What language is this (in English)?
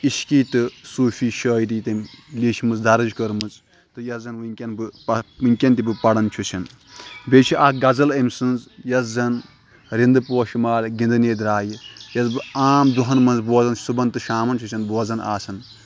Kashmiri